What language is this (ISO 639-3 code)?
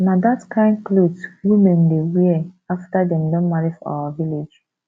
pcm